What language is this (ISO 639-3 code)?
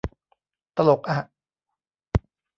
tha